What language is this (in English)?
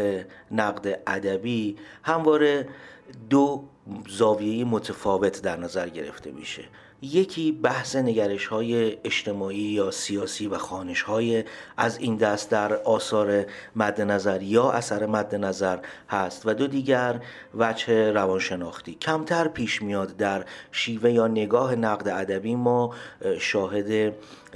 Persian